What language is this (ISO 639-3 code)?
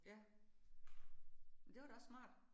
dan